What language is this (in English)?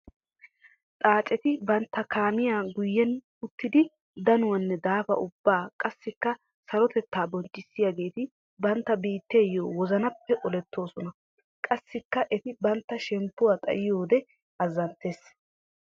Wolaytta